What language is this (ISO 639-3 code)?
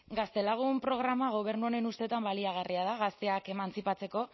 eus